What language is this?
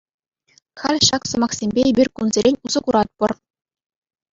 Chuvash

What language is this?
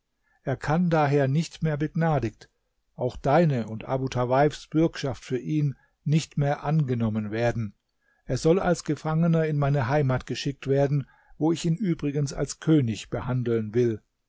German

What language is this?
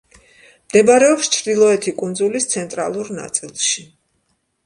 Georgian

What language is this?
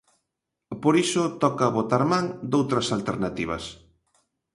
Galician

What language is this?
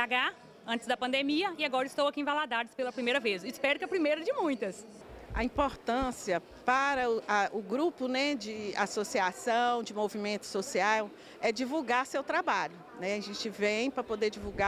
Portuguese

